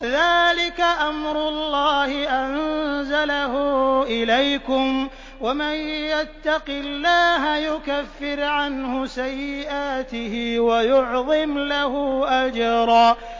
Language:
Arabic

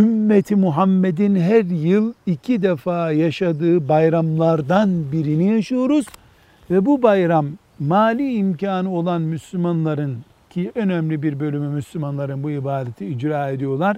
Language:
Turkish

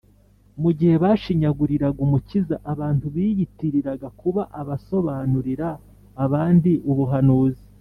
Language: Kinyarwanda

